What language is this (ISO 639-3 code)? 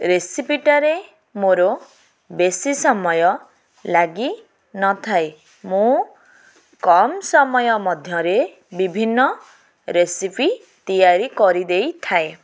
ori